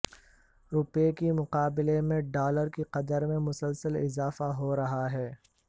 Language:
Urdu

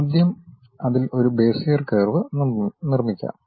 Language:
Malayalam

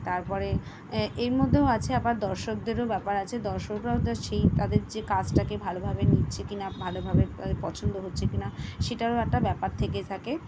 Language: Bangla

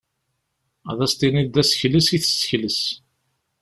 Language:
Kabyle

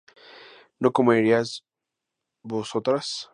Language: Spanish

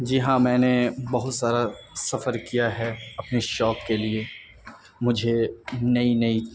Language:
Urdu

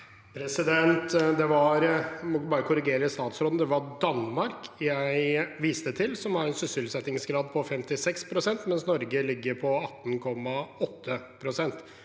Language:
Norwegian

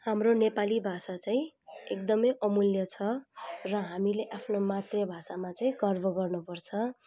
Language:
Nepali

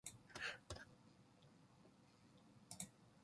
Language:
Korean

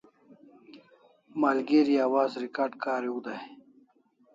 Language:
Kalasha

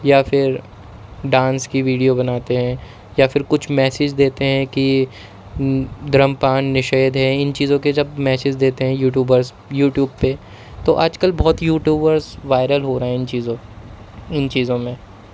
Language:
Urdu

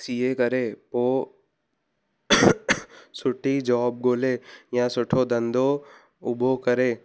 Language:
Sindhi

